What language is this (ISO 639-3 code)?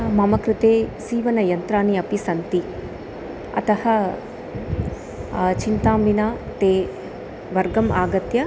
san